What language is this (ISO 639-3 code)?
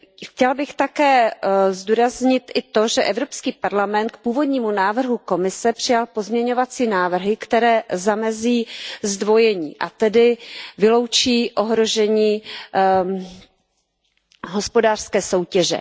ces